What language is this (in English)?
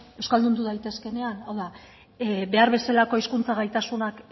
Basque